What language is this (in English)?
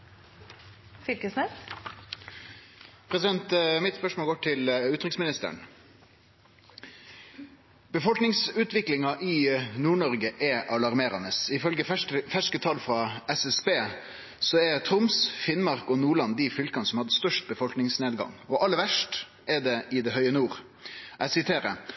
Norwegian